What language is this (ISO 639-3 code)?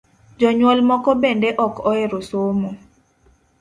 luo